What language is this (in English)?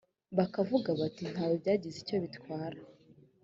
Kinyarwanda